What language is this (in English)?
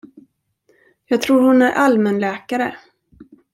Swedish